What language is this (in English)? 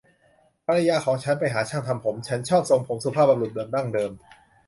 Thai